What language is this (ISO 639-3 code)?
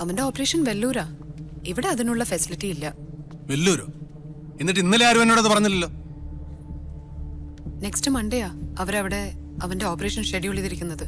mal